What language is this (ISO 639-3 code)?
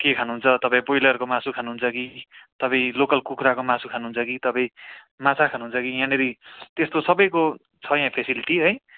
nep